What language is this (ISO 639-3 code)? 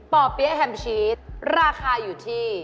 tha